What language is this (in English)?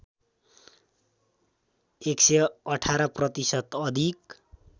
Nepali